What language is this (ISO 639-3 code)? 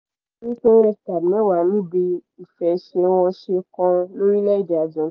yor